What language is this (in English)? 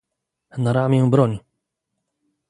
Polish